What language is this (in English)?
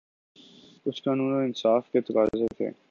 Urdu